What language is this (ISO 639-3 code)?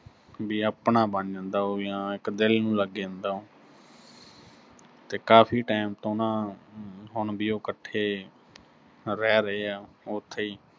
pan